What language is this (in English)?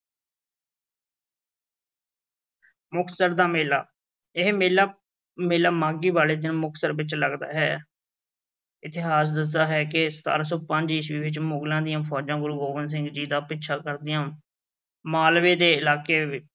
Punjabi